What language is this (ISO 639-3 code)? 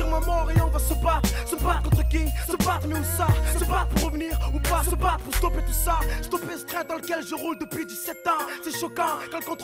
fra